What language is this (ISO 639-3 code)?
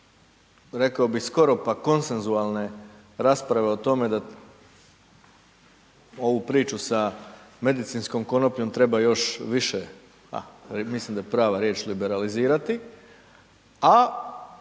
hrv